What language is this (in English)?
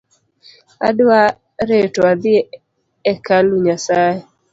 Luo (Kenya and Tanzania)